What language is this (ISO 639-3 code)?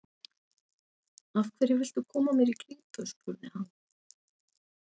isl